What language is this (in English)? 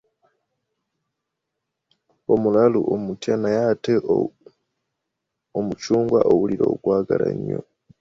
Ganda